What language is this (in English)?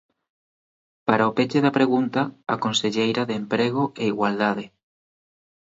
Galician